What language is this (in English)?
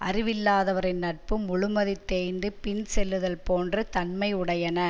Tamil